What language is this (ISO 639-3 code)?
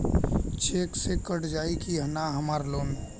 bho